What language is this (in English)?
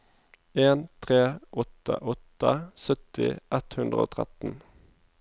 Norwegian